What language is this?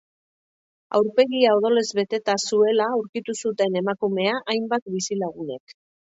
Basque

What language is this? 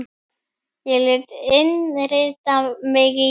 Icelandic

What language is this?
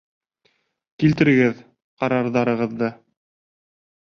Bashkir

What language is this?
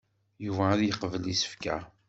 Kabyle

